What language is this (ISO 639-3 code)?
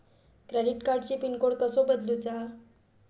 mar